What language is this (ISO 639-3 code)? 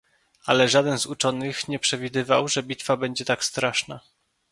pol